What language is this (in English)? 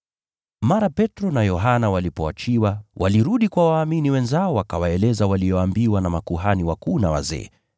Swahili